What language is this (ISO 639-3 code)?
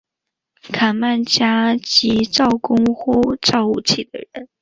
zho